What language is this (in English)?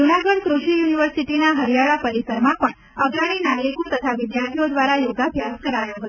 Gujarati